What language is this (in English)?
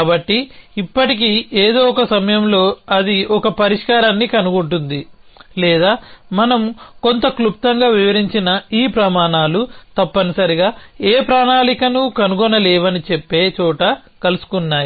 Telugu